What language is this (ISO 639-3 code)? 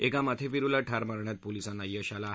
mar